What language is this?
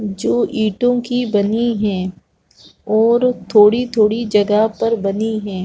Hindi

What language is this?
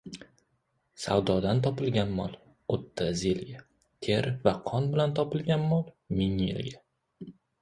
Uzbek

